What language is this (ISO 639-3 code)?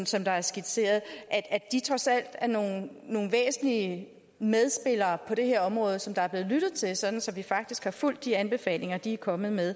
dan